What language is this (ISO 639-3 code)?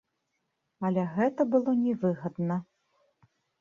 bel